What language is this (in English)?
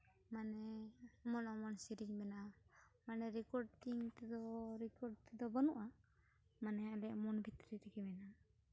Santali